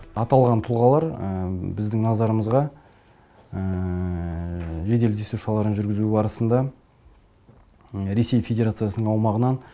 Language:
Kazakh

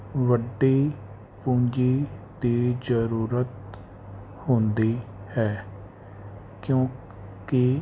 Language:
Punjabi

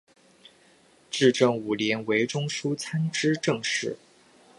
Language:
Chinese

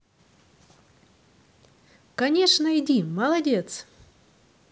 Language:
Russian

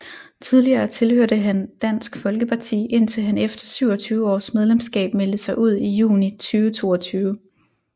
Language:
Danish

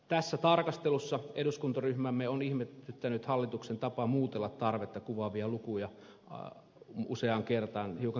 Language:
Finnish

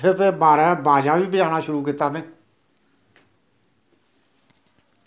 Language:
Dogri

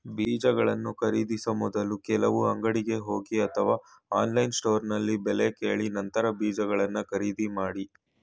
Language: Kannada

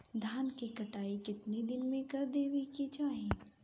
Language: Bhojpuri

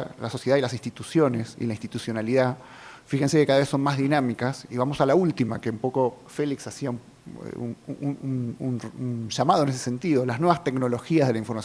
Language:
Spanish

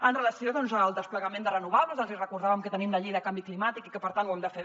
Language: Catalan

